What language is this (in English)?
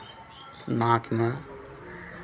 Maithili